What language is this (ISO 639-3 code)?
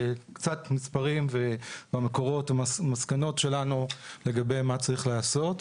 heb